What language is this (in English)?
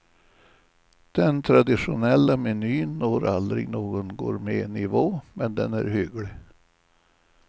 Swedish